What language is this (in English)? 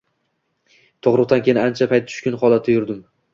Uzbek